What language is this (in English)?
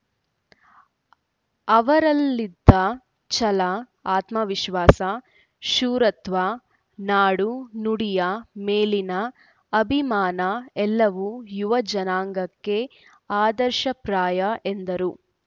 Kannada